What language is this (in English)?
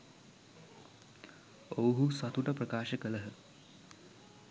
Sinhala